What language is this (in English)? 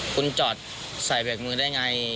Thai